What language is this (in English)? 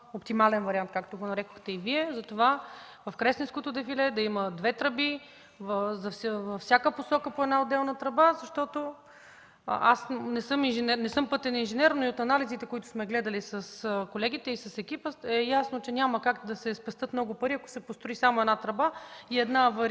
Bulgarian